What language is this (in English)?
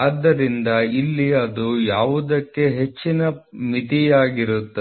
Kannada